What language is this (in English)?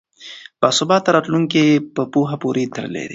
Pashto